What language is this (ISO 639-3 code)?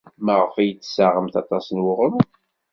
kab